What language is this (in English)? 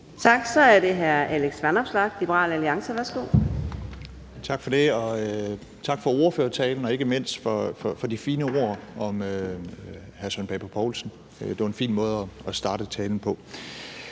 Danish